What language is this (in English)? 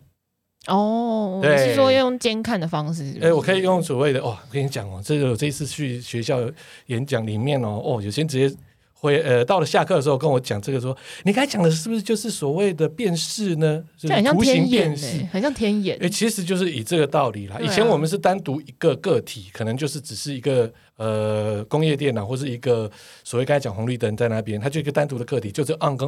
Chinese